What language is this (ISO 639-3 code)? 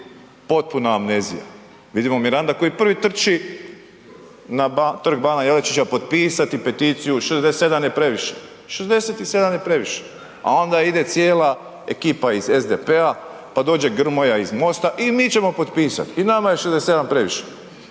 hrv